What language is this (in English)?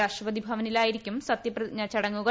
Malayalam